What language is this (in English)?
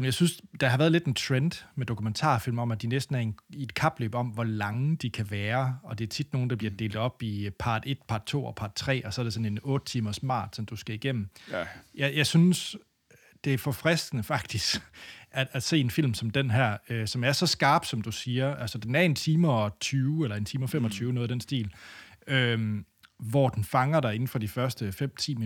Danish